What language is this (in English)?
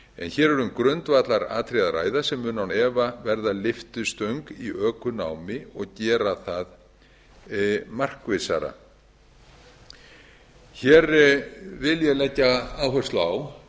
Icelandic